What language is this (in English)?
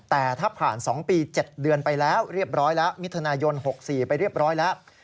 Thai